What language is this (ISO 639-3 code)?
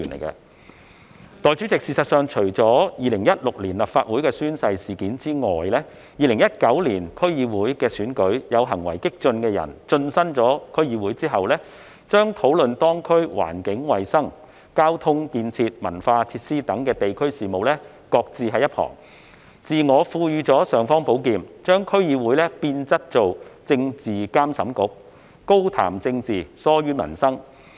yue